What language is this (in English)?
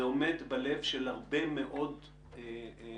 Hebrew